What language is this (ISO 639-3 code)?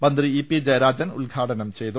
mal